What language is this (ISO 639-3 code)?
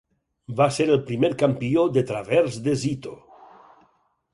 cat